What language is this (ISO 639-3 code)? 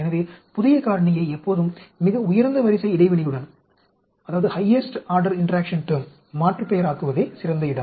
tam